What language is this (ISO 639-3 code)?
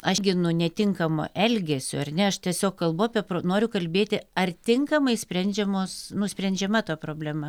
lit